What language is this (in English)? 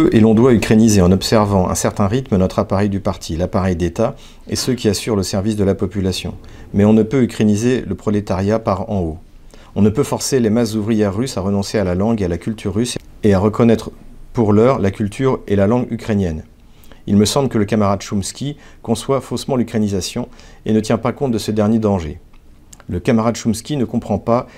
French